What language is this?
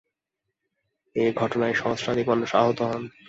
Bangla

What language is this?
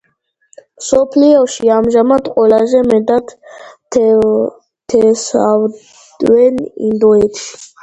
Georgian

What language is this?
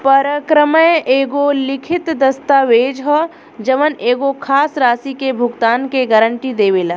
Bhojpuri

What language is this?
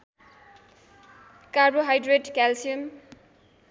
Nepali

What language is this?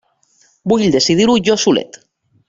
Catalan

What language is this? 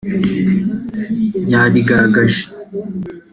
Kinyarwanda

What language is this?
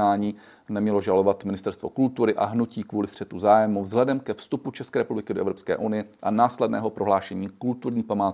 Czech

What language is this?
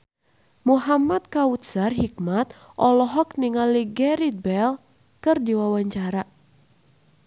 Sundanese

